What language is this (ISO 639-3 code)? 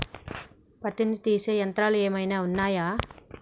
tel